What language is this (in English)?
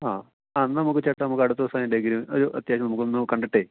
Malayalam